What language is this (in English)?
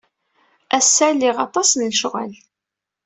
Kabyle